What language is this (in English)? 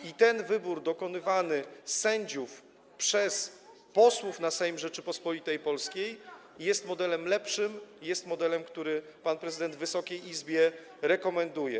Polish